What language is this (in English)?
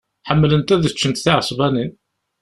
Kabyle